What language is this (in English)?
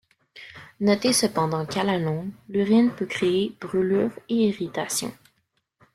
French